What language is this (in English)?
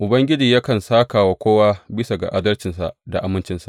Hausa